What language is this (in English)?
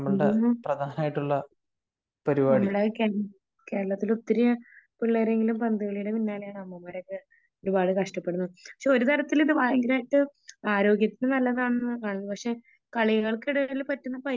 Malayalam